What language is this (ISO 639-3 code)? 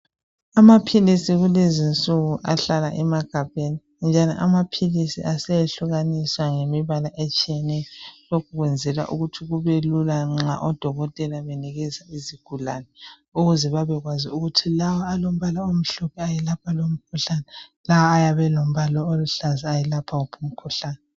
nde